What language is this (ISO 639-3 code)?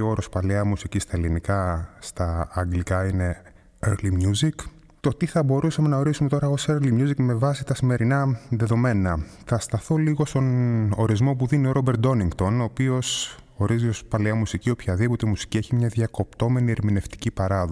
ell